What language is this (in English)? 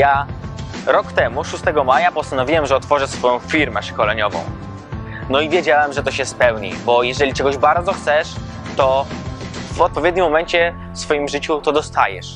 Polish